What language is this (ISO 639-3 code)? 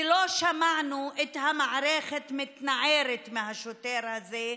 heb